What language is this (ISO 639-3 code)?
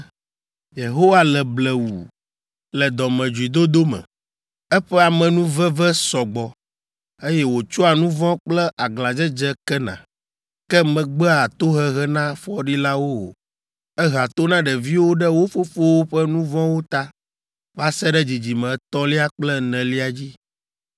ewe